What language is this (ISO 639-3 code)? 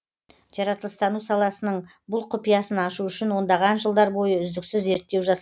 kaz